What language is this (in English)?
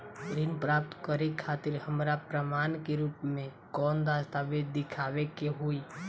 Bhojpuri